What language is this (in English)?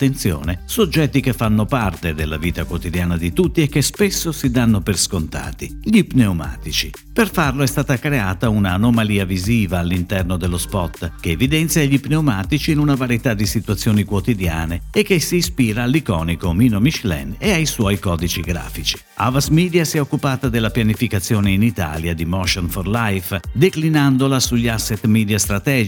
Italian